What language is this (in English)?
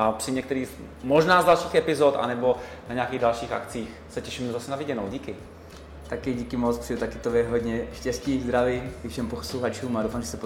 Czech